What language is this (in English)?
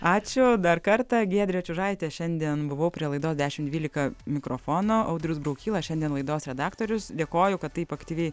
Lithuanian